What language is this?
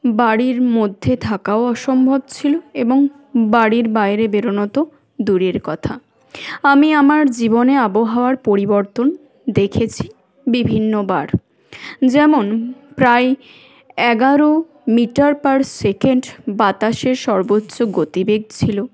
Bangla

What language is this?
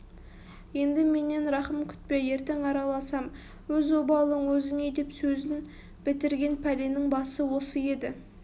Kazakh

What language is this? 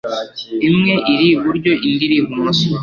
Kinyarwanda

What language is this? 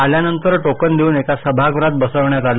Marathi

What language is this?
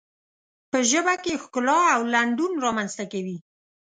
Pashto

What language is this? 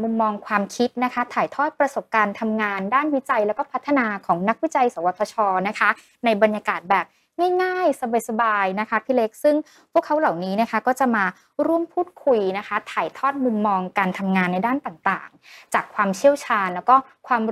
Thai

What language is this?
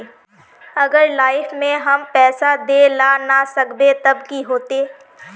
Magahi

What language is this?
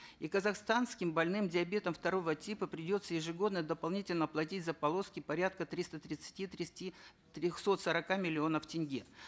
Kazakh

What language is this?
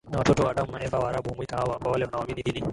Swahili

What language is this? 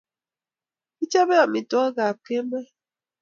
Kalenjin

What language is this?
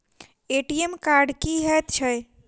Maithili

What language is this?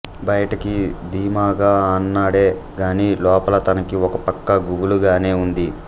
Telugu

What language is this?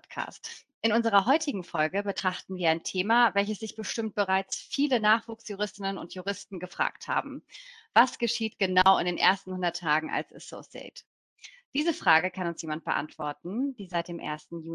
German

